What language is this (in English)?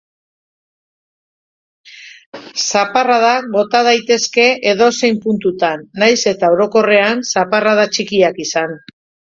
Basque